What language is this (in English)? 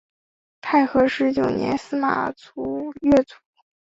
Chinese